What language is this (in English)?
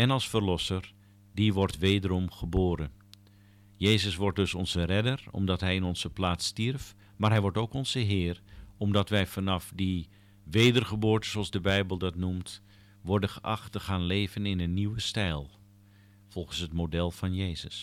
Dutch